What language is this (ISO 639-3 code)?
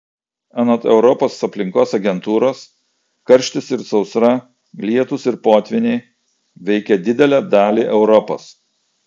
lit